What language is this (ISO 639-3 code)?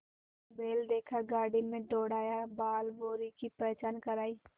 hin